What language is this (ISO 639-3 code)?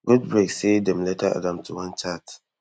pcm